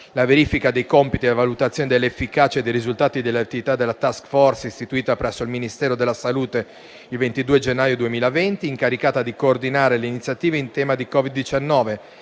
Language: Italian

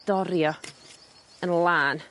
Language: Welsh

